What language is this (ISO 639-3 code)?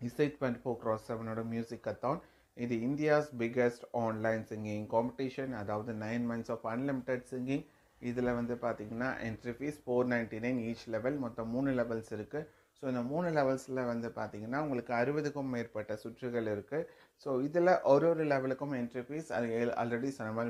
eng